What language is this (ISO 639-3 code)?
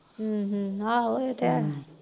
pan